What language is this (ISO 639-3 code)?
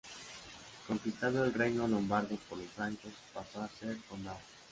spa